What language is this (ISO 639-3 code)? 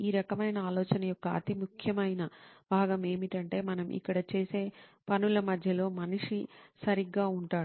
tel